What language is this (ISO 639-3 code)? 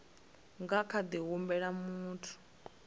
ven